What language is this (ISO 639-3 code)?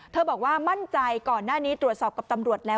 tha